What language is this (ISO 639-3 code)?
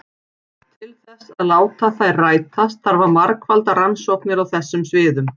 isl